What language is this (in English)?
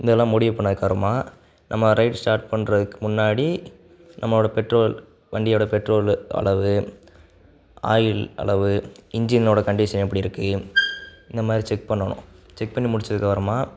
Tamil